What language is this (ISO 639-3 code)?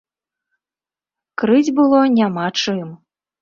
bel